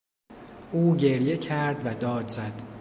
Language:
Persian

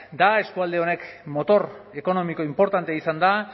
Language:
Basque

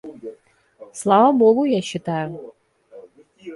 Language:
Russian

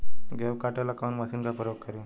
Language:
Bhojpuri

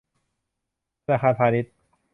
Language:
Thai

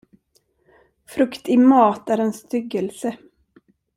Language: Swedish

